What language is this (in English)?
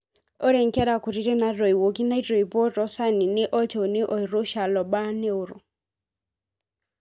Masai